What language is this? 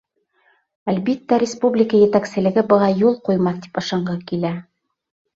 Bashkir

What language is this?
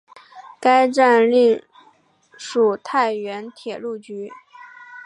Chinese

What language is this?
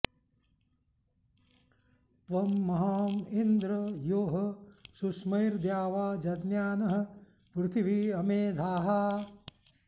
Sanskrit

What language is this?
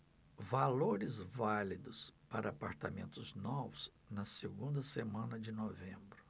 Portuguese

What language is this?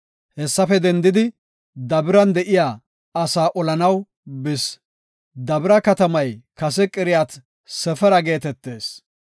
Gofa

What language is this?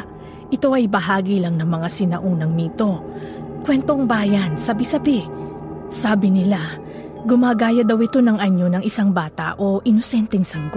Filipino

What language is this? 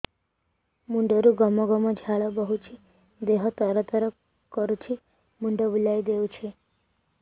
Odia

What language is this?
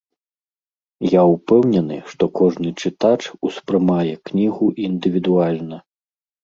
Belarusian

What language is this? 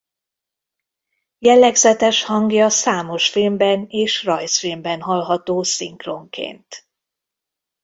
Hungarian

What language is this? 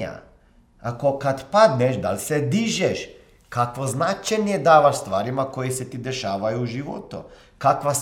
Croatian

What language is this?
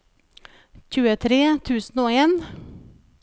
Norwegian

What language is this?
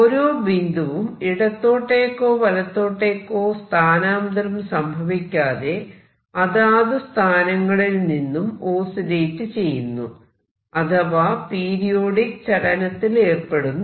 Malayalam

